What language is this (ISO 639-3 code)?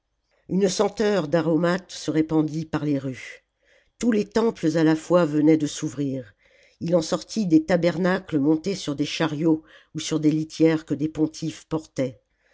fra